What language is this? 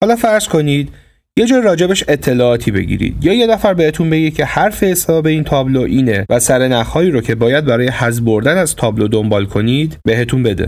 Persian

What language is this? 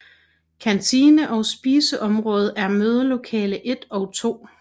Danish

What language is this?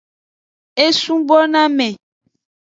Aja (Benin)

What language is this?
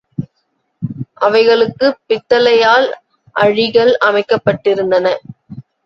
Tamil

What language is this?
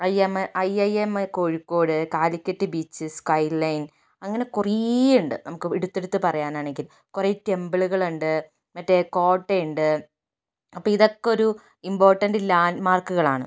Malayalam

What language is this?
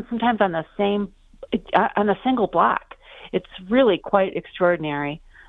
English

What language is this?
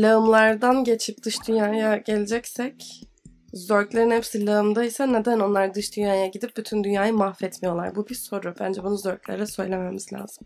Turkish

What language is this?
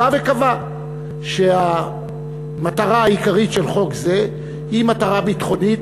Hebrew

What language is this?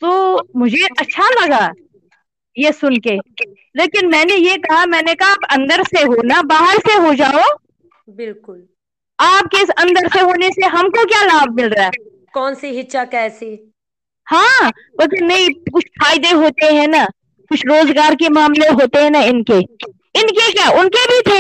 Hindi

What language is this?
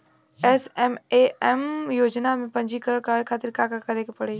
Bhojpuri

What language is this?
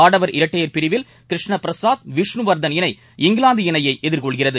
Tamil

